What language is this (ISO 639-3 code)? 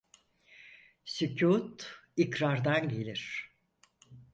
tur